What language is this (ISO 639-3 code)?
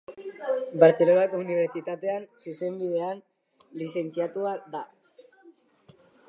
eus